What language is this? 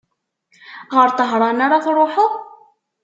Kabyle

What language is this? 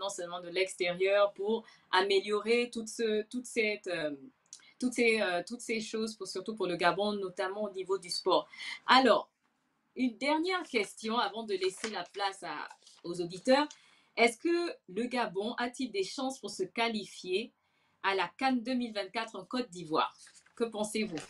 French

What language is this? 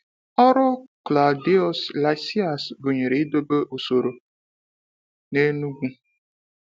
Igbo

